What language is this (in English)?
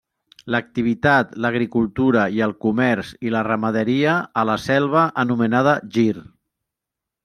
Catalan